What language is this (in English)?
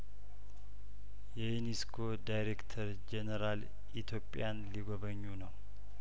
Amharic